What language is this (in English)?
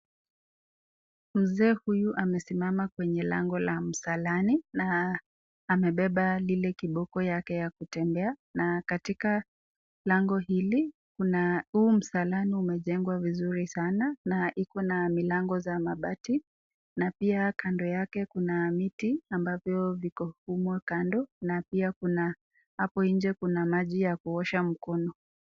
Swahili